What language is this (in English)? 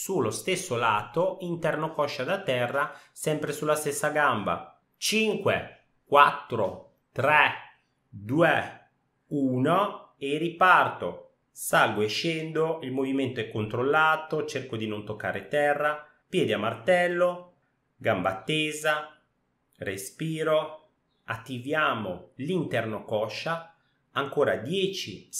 Italian